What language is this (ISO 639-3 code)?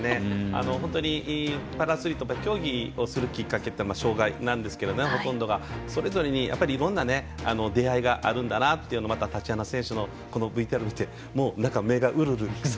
jpn